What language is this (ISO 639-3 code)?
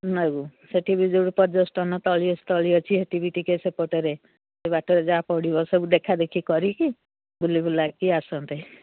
ori